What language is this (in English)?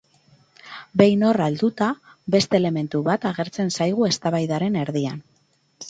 Basque